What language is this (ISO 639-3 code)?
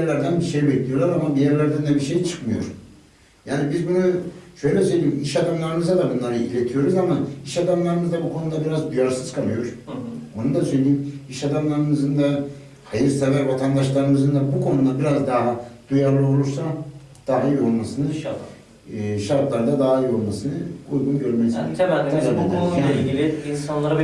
tur